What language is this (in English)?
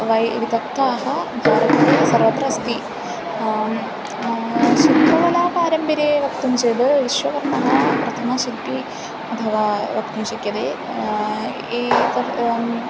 Sanskrit